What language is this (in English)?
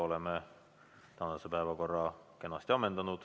Estonian